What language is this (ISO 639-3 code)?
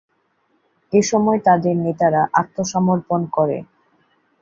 ben